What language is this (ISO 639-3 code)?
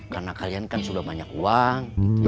ind